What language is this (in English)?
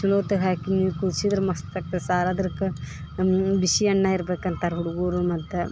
Kannada